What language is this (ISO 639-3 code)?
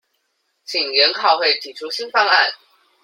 zho